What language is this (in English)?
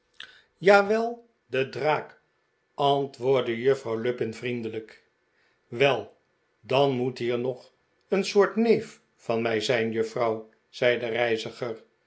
Dutch